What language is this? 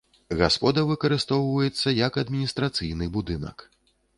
Belarusian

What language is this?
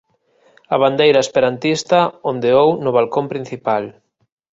Galician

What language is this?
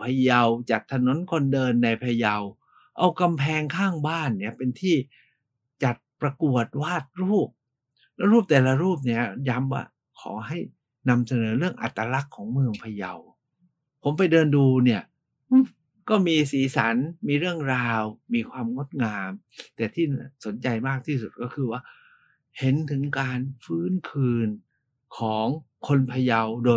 Thai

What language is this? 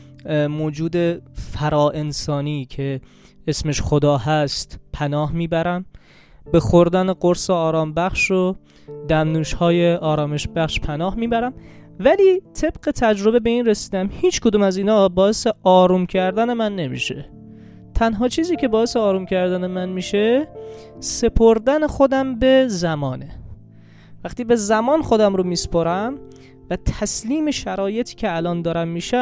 Persian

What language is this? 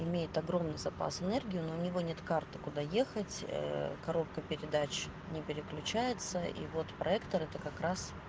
Russian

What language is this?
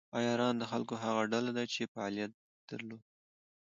Pashto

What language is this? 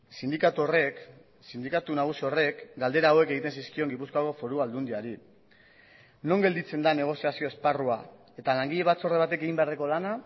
Basque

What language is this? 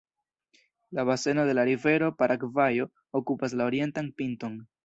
Esperanto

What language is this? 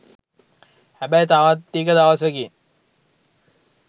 Sinhala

